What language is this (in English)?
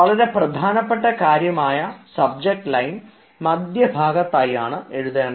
Malayalam